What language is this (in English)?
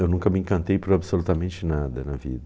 Portuguese